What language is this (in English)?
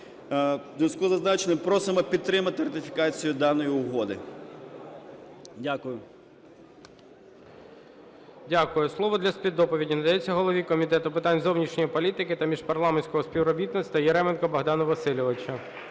Ukrainian